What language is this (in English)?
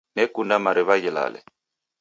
Taita